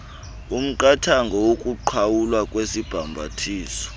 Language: Xhosa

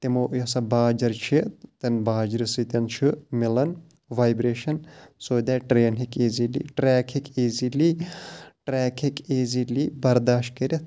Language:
Kashmiri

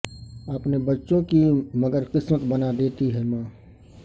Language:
Urdu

